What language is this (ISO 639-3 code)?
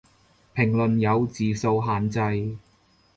yue